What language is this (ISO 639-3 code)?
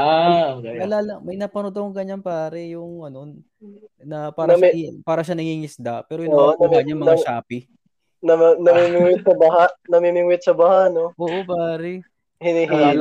fil